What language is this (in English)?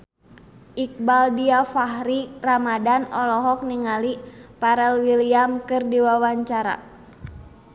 Sundanese